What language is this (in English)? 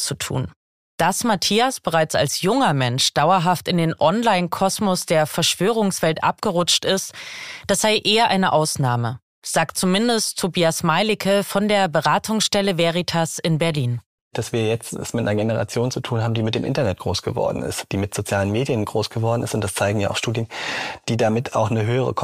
German